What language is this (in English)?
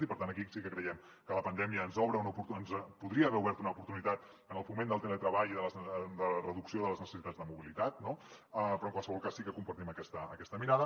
Catalan